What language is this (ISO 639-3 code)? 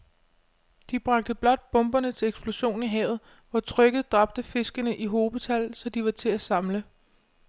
dan